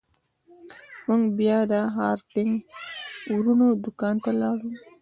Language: Pashto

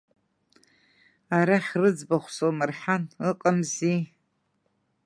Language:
Abkhazian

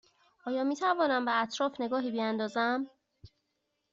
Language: Persian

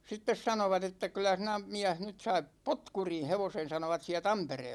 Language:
Finnish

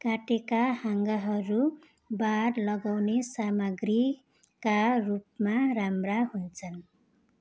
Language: Nepali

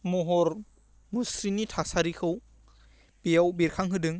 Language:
Bodo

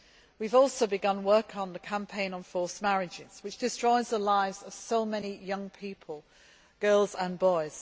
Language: English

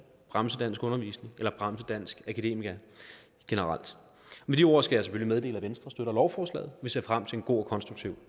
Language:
Danish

